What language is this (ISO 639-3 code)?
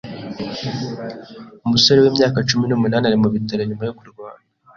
kin